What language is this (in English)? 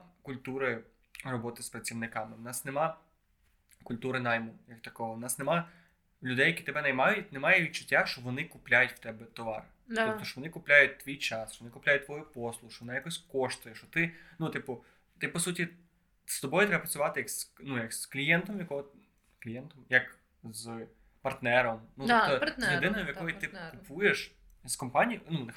Ukrainian